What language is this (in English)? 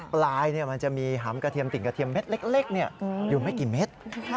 Thai